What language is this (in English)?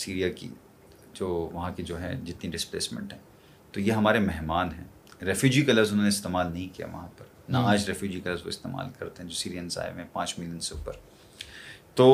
Urdu